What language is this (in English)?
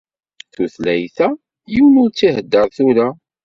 Kabyle